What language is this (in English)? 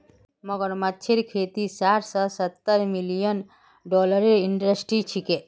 Magahi